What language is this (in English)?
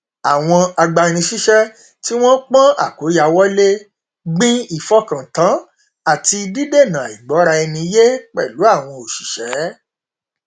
Yoruba